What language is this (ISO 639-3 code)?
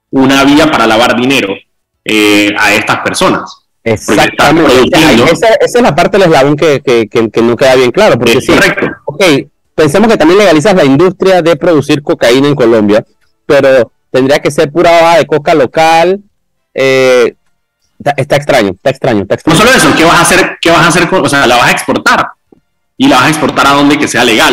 spa